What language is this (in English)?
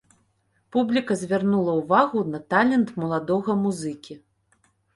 Belarusian